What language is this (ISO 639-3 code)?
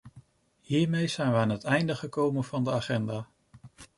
nld